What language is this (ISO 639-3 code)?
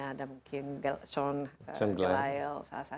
ind